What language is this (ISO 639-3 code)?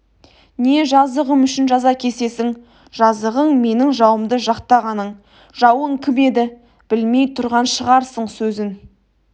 kaz